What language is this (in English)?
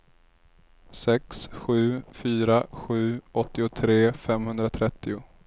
Swedish